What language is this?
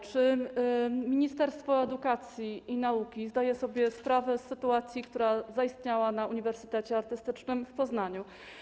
Polish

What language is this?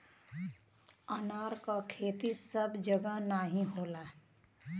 Bhojpuri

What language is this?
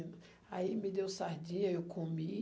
Portuguese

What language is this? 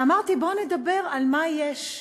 Hebrew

